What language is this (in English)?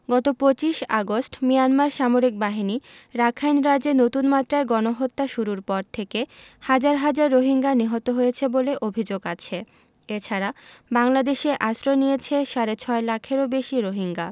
Bangla